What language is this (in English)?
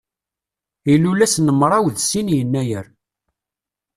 Kabyle